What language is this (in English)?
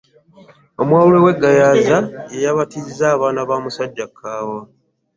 Ganda